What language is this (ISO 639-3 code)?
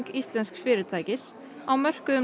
isl